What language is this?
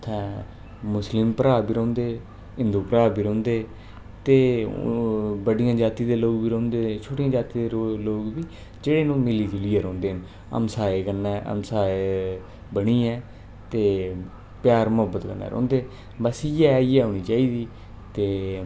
Dogri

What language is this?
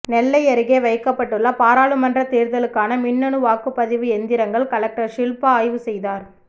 Tamil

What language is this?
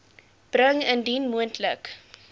Afrikaans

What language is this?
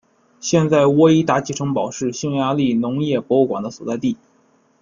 Chinese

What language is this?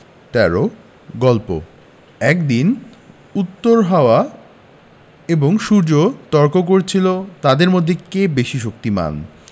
Bangla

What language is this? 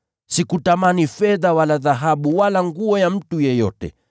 Swahili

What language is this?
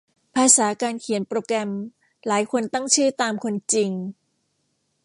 Thai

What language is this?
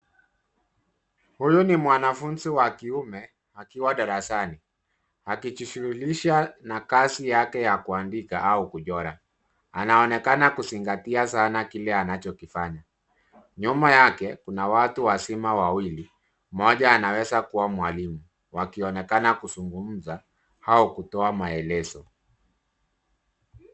Swahili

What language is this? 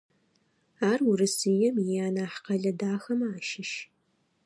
Adyghe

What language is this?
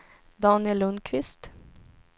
Swedish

